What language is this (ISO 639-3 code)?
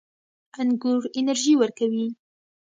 pus